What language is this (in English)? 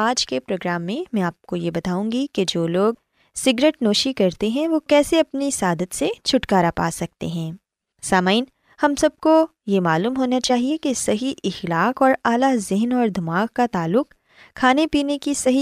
Urdu